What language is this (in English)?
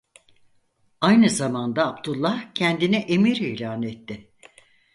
Turkish